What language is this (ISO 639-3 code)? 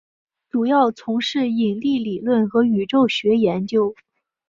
zho